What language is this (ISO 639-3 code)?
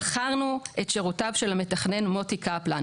heb